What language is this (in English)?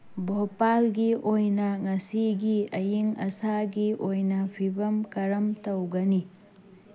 Manipuri